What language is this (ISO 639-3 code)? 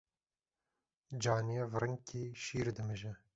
kur